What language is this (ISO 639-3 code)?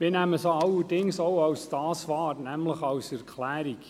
gsw